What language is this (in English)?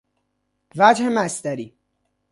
Persian